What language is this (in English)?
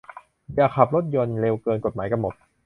Thai